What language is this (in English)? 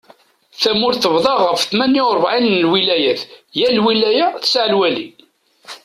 Kabyle